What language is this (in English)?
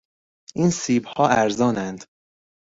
Persian